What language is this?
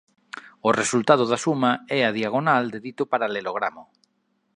Galician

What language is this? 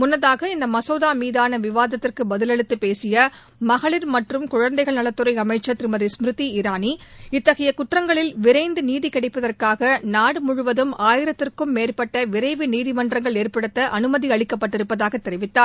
Tamil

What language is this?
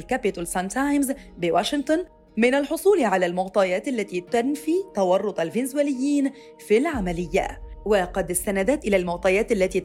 Arabic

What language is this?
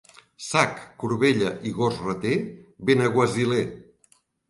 Catalan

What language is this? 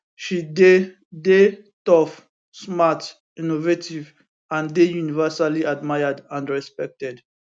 Nigerian Pidgin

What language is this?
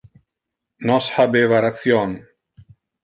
Interlingua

